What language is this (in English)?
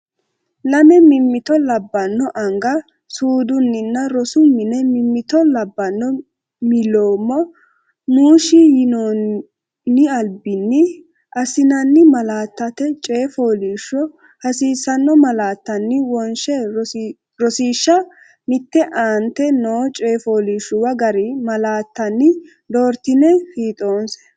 Sidamo